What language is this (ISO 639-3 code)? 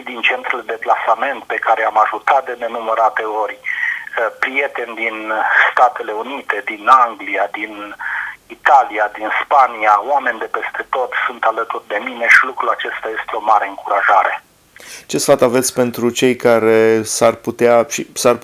ron